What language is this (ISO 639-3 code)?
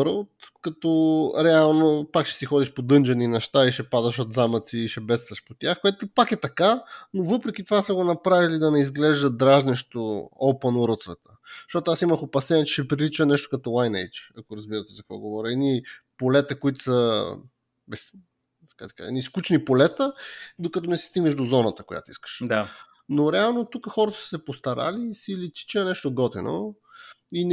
bul